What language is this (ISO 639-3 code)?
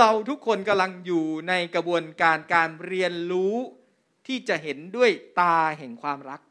tha